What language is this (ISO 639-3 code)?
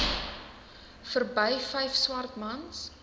afr